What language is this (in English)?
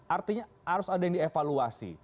Indonesian